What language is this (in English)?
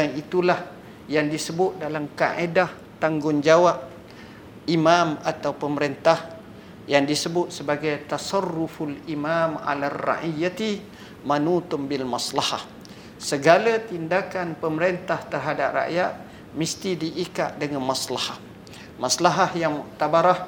Malay